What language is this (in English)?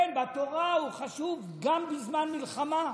Hebrew